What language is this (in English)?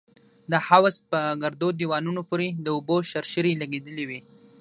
Pashto